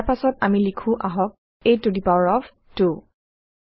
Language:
Assamese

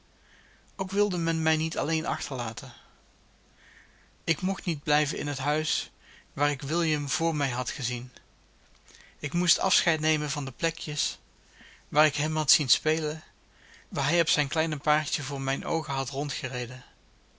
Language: Dutch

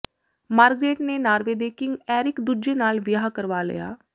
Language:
Punjabi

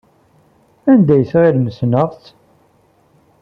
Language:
Kabyle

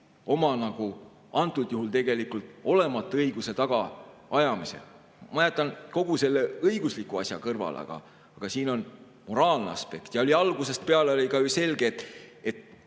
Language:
Estonian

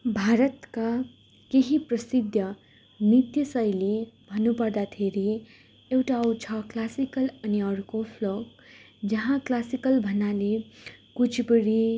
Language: Nepali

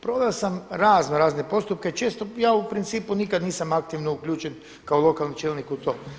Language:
Croatian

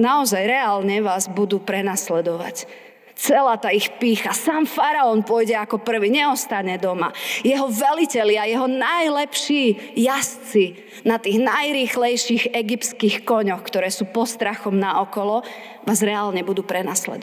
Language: Slovak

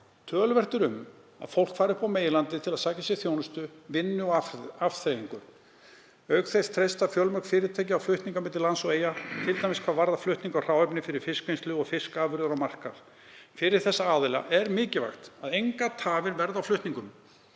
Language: Icelandic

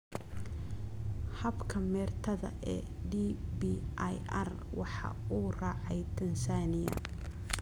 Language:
Somali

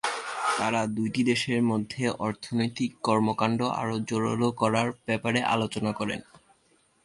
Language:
Bangla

